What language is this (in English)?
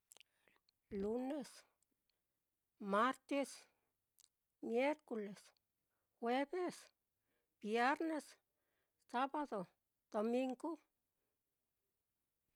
Mitlatongo Mixtec